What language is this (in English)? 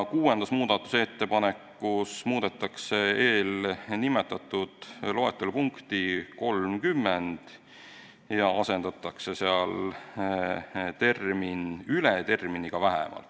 Estonian